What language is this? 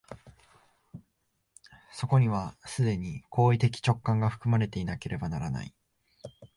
Japanese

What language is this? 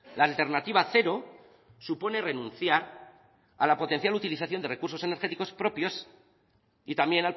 Spanish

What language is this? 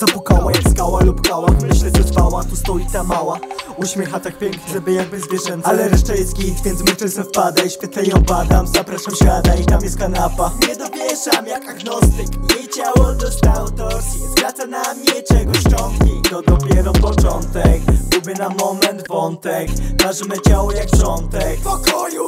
Polish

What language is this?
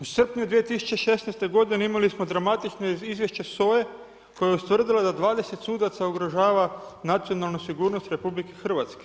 Croatian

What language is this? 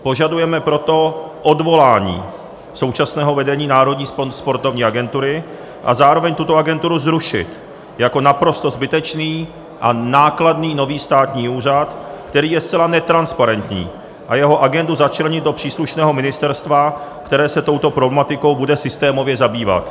Czech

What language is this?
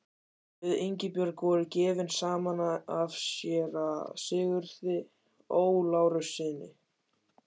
Icelandic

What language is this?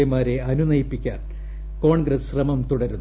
Malayalam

